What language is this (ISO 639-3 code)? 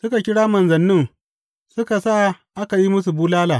hau